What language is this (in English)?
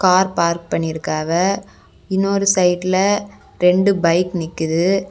Tamil